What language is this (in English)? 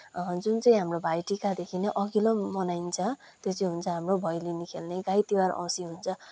Nepali